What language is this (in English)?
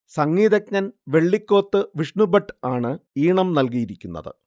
Malayalam